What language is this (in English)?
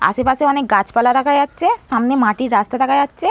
Bangla